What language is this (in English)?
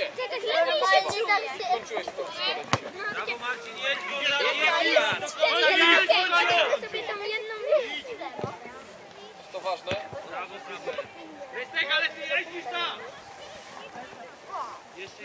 Polish